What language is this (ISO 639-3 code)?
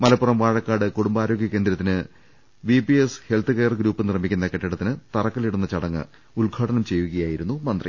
mal